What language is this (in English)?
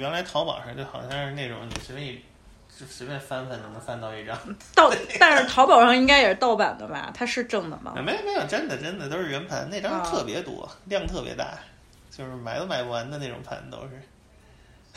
Chinese